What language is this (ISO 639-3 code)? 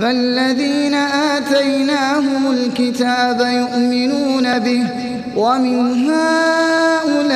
ara